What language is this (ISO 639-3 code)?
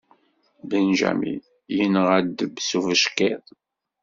kab